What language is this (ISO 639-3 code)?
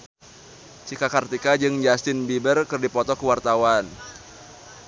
sun